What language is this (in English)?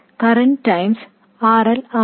Malayalam